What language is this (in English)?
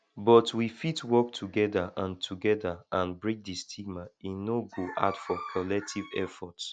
Nigerian Pidgin